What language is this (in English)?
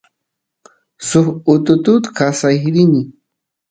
Santiago del Estero Quichua